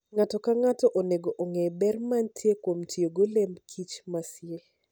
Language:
Luo (Kenya and Tanzania)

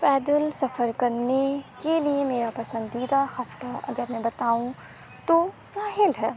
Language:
Urdu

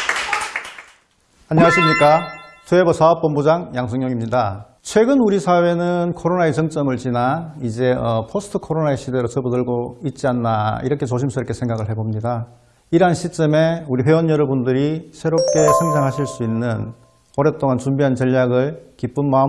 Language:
Korean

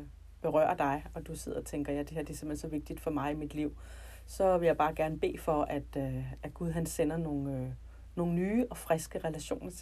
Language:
Danish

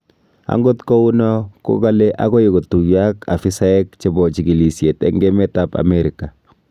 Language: Kalenjin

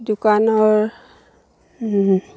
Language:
Assamese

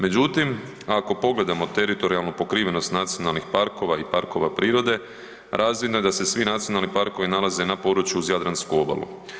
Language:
Croatian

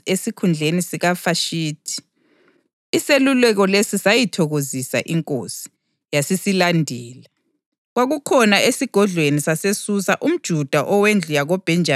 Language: North Ndebele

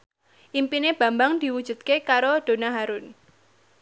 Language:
Javanese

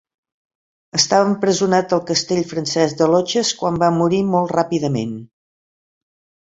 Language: Catalan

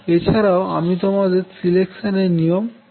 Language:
Bangla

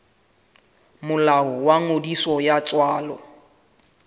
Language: Southern Sotho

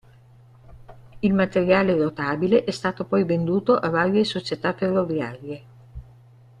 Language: Italian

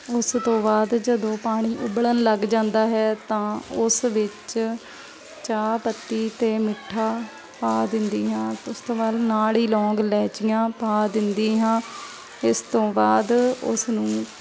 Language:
Punjabi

